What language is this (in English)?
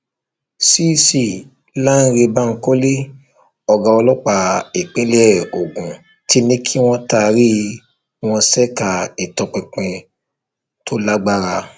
Yoruba